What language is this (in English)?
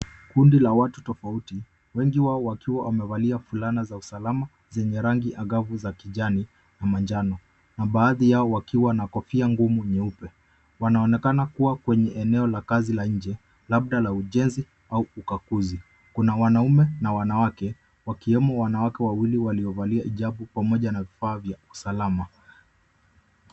Swahili